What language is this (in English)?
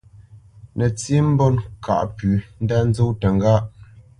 Bamenyam